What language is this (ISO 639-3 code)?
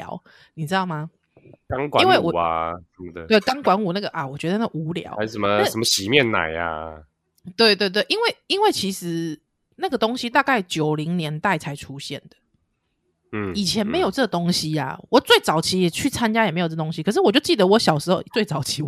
zho